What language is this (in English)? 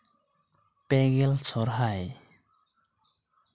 Santali